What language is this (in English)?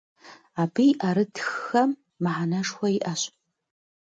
Kabardian